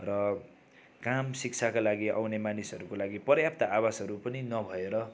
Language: Nepali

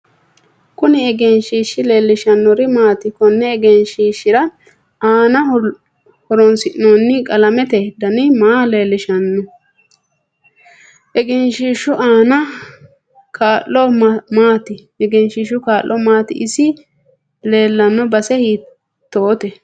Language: Sidamo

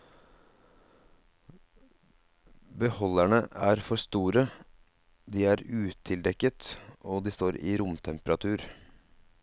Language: Norwegian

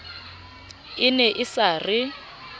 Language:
Southern Sotho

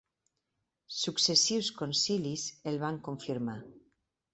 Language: Catalan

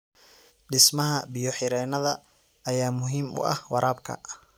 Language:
Somali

